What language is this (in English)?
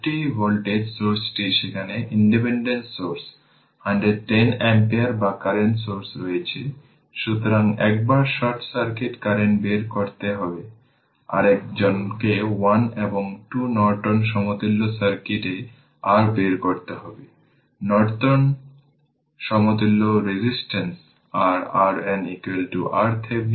Bangla